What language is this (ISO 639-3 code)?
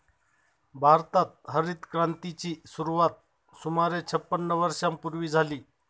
mar